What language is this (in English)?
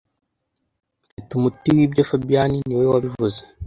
Kinyarwanda